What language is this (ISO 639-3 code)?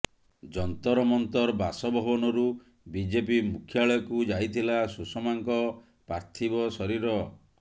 ori